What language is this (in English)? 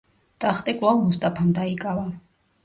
Georgian